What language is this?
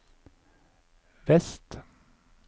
Norwegian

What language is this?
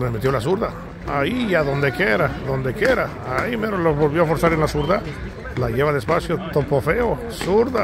Spanish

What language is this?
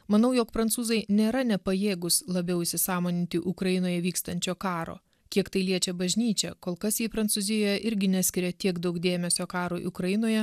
Lithuanian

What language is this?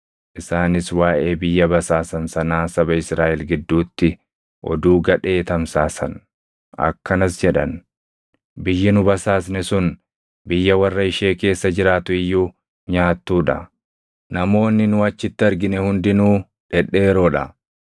Oromo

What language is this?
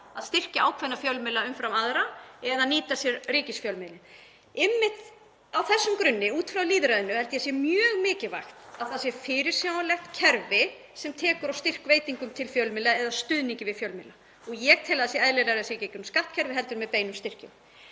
Icelandic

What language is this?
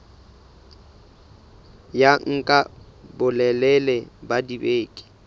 Southern Sotho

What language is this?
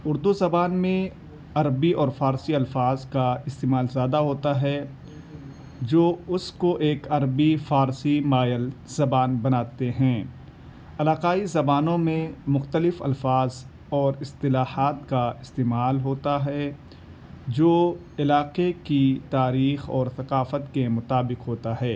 Urdu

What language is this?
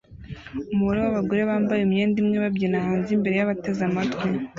Kinyarwanda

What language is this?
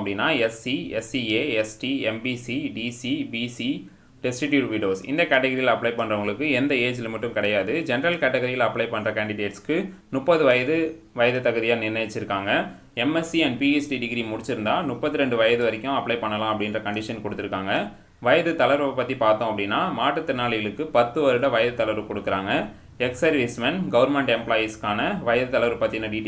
Tamil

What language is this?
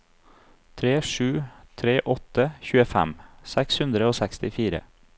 Norwegian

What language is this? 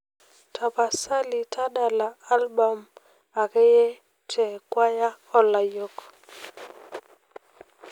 Masai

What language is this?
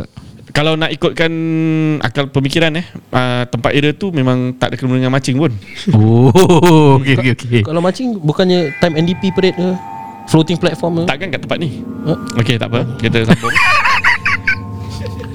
Malay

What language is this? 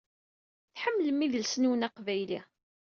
Kabyle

